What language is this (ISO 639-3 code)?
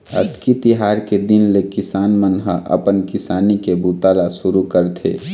hne